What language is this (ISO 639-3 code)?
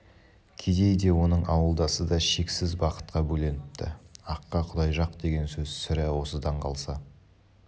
kaz